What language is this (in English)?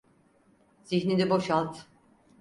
Turkish